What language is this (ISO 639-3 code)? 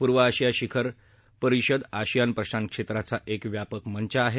mar